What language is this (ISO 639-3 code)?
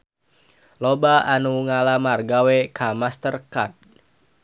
sun